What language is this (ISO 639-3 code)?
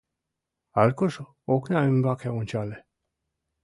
chm